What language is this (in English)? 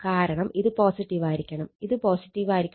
Malayalam